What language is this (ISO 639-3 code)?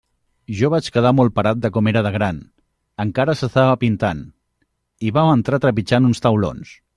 cat